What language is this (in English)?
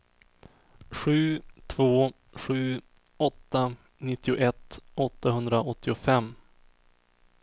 Swedish